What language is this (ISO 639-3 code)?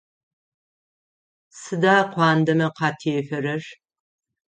ady